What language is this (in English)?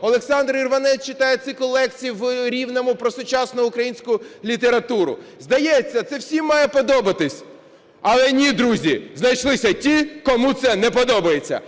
Ukrainian